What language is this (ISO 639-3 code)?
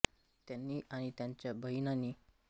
mar